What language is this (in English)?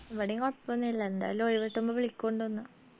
Malayalam